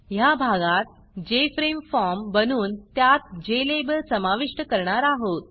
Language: Marathi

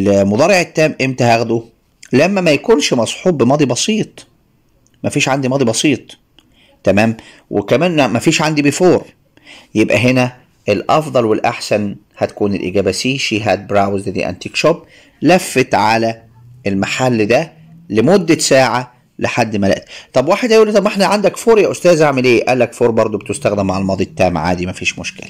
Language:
Arabic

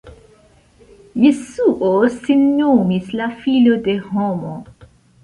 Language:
Esperanto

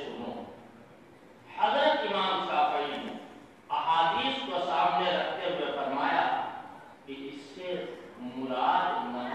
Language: Arabic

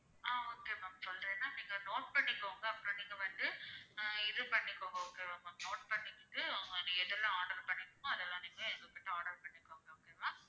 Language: Tamil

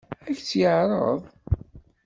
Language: Kabyle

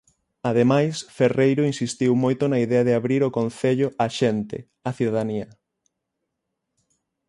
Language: Galician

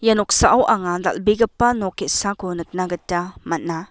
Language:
Garo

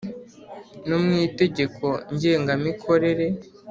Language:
Kinyarwanda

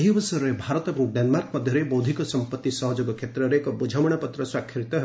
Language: Odia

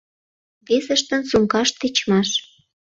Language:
Mari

